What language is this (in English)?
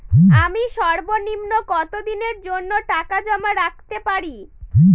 Bangla